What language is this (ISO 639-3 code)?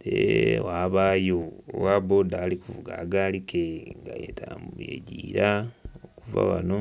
xog